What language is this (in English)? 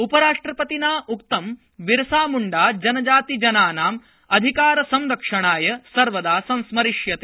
Sanskrit